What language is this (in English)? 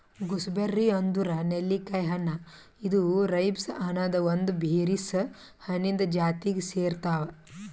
Kannada